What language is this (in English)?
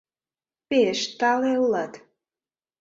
Mari